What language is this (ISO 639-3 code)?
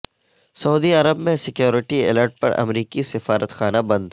urd